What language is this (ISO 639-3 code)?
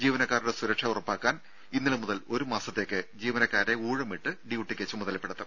mal